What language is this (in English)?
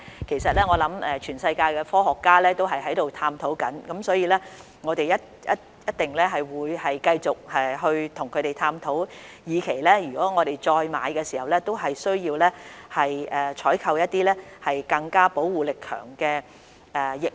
Cantonese